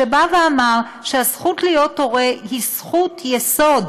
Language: Hebrew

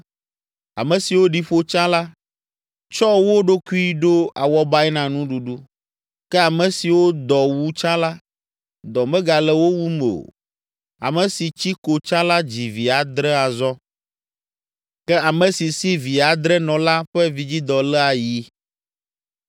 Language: Ewe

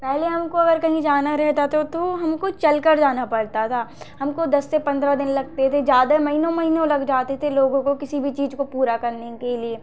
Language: Hindi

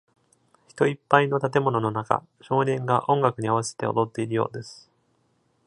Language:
Japanese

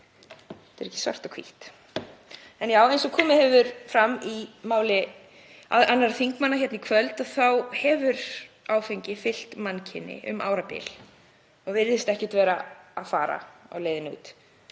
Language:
Icelandic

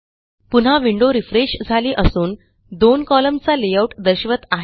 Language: Marathi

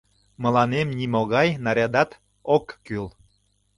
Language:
Mari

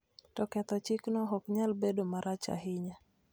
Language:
Luo (Kenya and Tanzania)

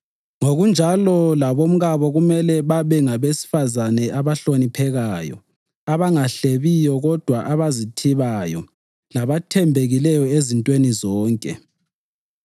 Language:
North Ndebele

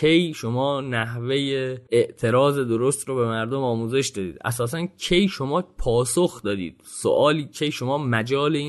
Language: Persian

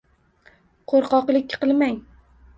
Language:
Uzbek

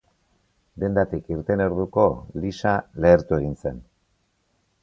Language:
Basque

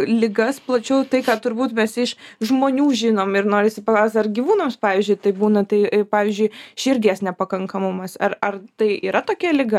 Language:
Lithuanian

